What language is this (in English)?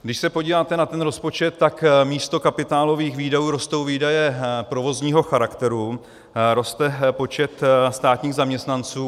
Czech